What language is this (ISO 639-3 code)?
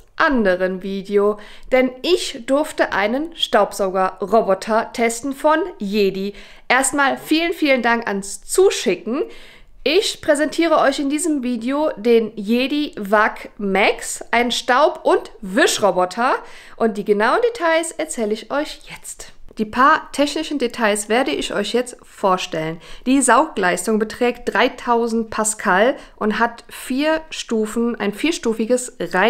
deu